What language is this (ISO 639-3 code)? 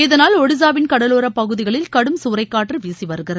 tam